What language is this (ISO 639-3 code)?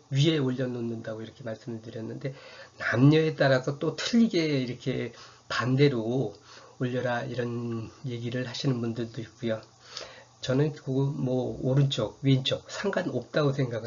kor